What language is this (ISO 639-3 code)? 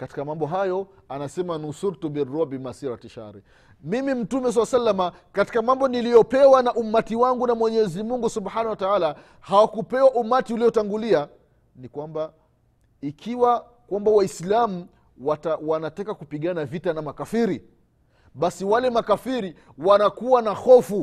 swa